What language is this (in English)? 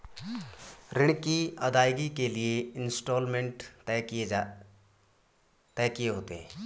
Hindi